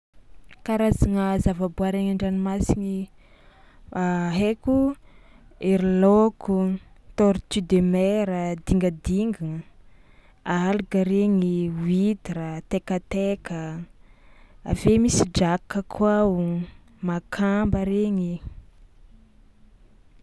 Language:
Tsimihety Malagasy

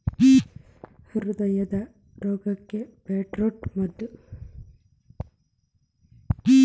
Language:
Kannada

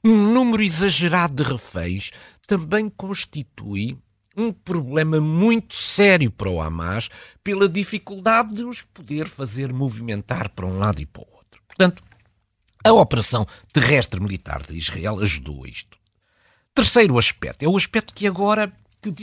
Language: Portuguese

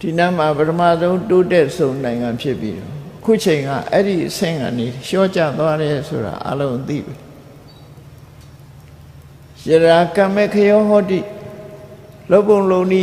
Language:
Vietnamese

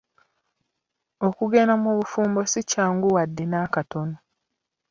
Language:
Ganda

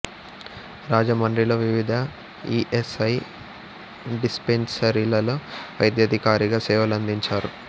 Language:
Telugu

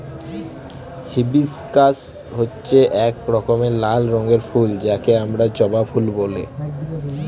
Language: Bangla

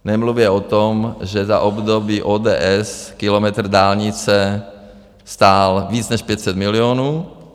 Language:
Czech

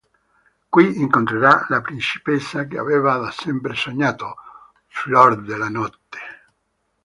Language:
Italian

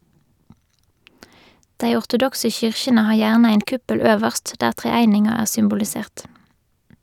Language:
Norwegian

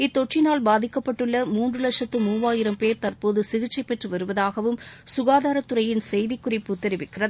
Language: Tamil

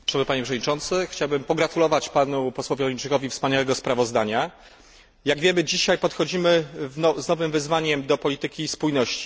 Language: Polish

